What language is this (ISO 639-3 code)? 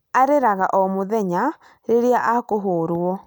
kik